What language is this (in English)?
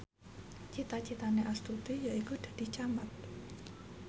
Javanese